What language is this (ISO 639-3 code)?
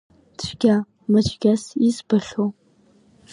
abk